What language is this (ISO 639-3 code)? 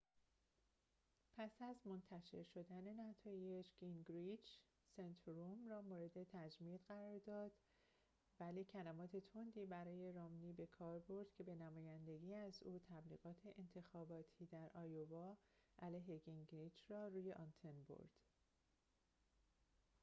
fas